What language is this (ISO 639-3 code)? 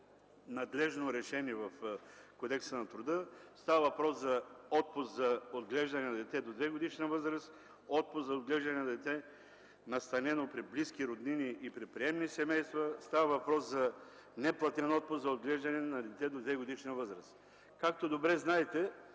bul